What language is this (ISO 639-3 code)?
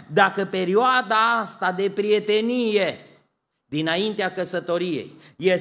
ron